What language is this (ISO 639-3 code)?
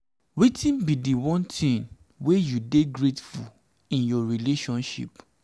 pcm